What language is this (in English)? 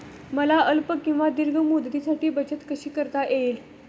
Marathi